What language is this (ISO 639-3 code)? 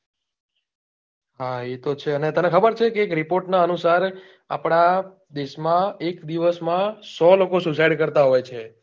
guj